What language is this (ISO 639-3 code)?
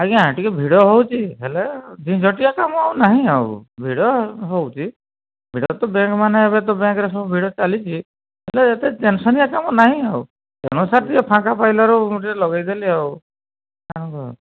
ori